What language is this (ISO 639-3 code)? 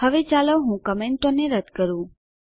guj